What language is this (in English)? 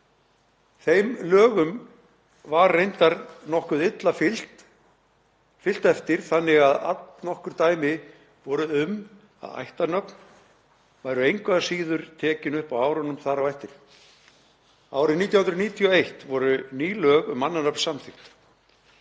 Icelandic